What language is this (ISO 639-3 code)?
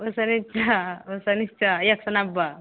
mai